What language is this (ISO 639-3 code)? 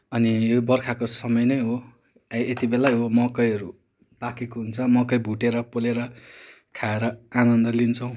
nep